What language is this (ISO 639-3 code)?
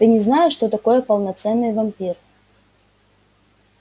rus